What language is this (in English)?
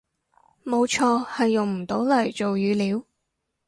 Cantonese